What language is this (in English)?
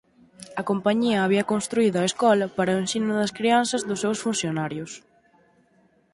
Galician